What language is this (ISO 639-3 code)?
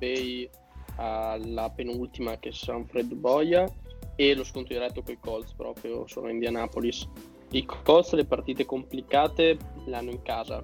ita